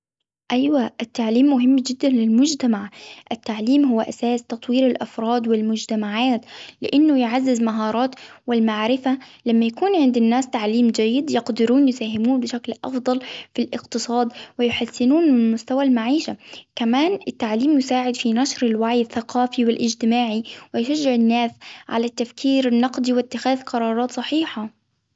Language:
Hijazi Arabic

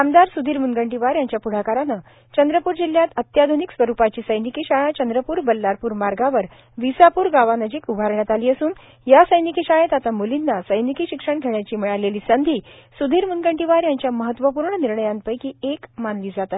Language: Marathi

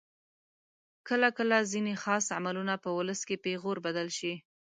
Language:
Pashto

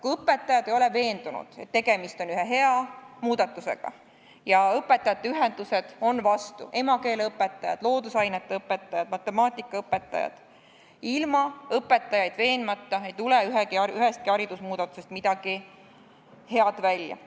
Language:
Estonian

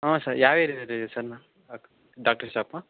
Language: Kannada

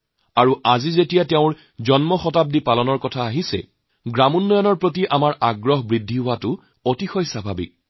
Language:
Assamese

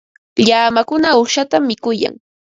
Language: Ambo-Pasco Quechua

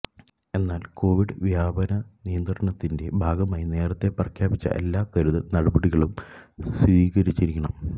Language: Malayalam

